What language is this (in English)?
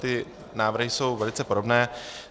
Czech